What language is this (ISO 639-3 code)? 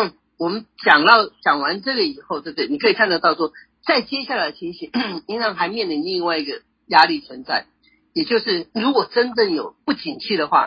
zho